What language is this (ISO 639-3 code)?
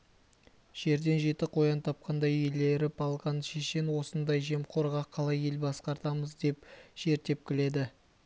kaz